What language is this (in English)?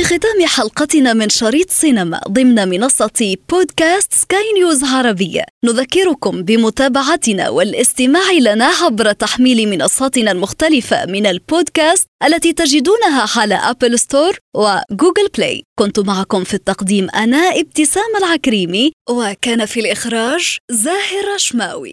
Arabic